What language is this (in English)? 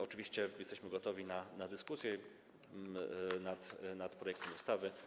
Polish